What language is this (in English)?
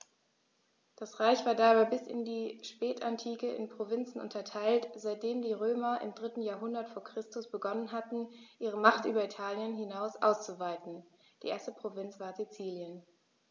German